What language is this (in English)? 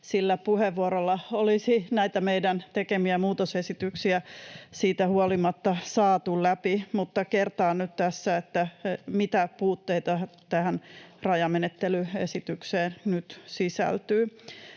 Finnish